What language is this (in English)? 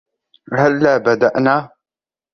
Arabic